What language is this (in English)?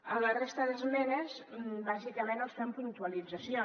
Catalan